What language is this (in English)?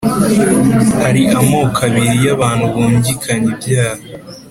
Kinyarwanda